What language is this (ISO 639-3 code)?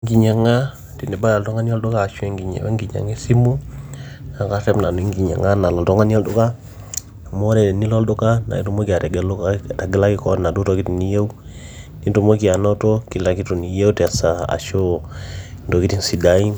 mas